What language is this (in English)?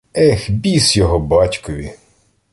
Ukrainian